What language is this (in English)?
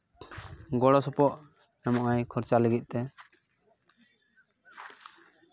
Santali